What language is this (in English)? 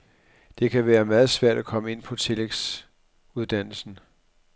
Danish